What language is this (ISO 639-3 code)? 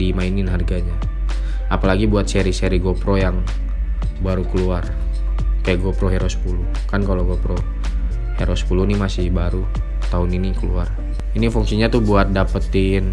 ind